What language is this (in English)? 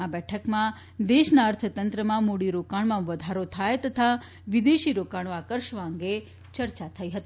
Gujarati